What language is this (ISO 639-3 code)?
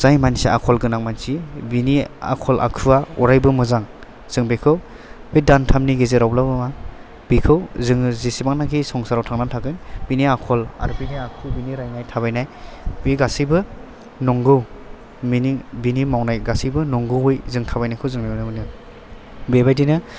brx